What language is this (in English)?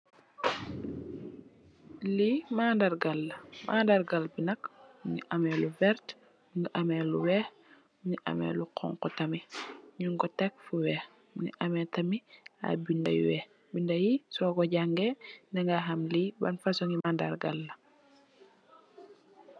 Wolof